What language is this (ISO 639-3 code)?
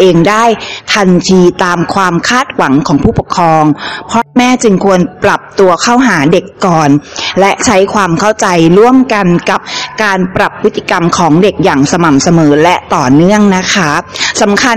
tha